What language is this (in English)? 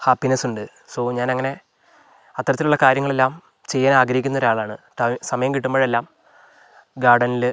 Malayalam